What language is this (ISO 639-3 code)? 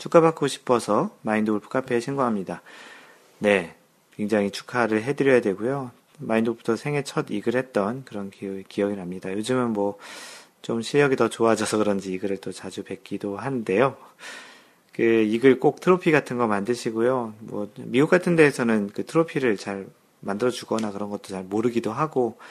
kor